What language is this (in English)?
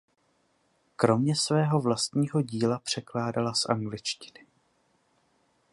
Czech